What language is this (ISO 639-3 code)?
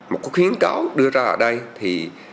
vie